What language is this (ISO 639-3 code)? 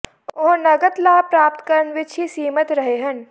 pan